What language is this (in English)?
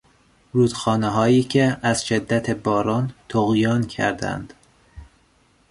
Persian